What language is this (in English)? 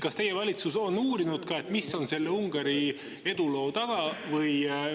Estonian